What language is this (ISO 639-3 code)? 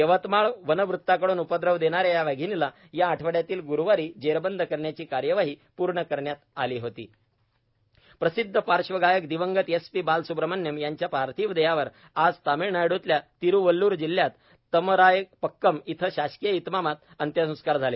mar